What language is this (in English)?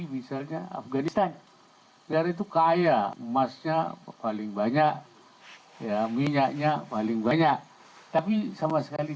Indonesian